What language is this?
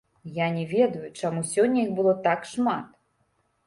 Belarusian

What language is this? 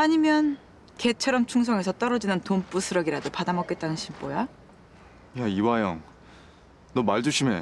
Korean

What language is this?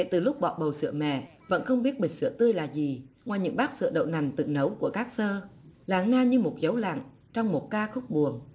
Vietnamese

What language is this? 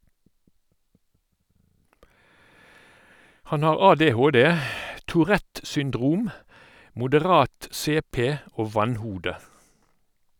Norwegian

